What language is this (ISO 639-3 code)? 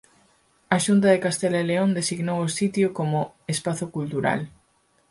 glg